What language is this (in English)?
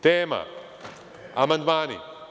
Serbian